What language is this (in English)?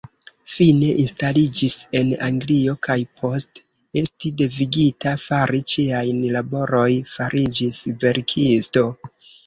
Esperanto